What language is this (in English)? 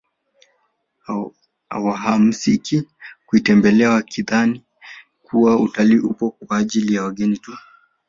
Swahili